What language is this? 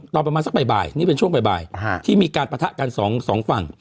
Thai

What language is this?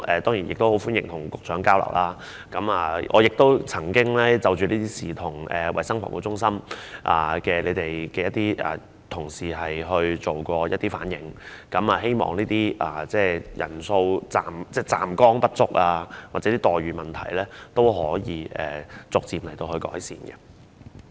Cantonese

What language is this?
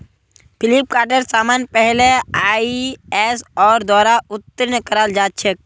Magahi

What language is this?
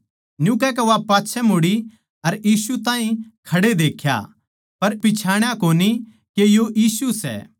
Haryanvi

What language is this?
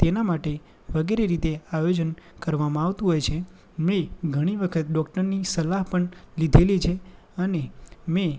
Gujarati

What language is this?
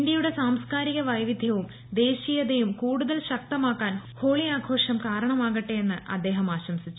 Malayalam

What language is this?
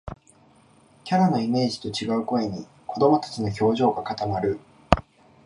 Japanese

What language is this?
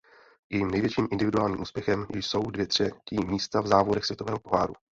Czech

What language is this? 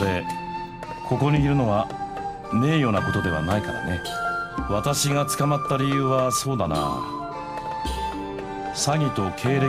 Korean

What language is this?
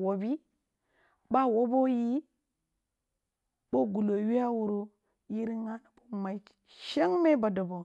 Kulung (Nigeria)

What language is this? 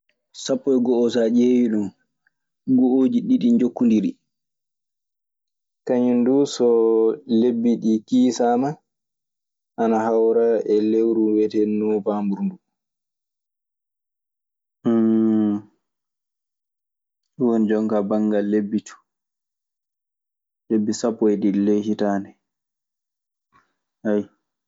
Maasina Fulfulde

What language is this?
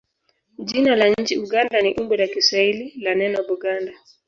Swahili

